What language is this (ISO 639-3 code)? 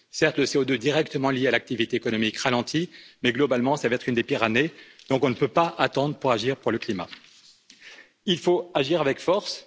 fra